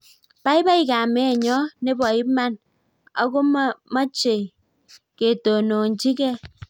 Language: Kalenjin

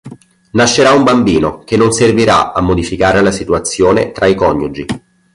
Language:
Italian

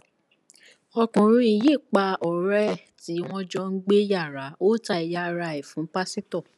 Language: Yoruba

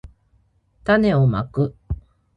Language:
Japanese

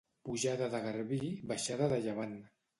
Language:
Catalan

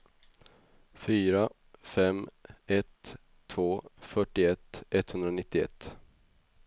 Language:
Swedish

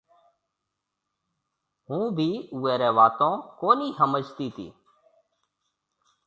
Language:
Marwari (Pakistan)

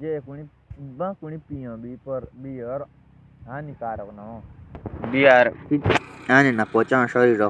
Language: Jaunsari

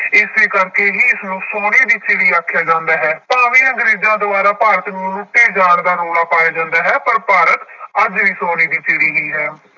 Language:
Punjabi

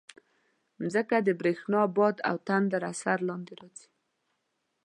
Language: Pashto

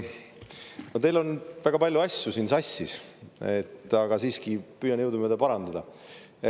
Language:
Estonian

